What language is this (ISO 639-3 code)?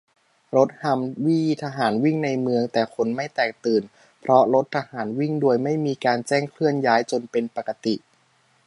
tha